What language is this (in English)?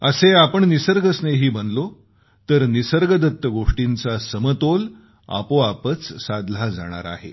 Marathi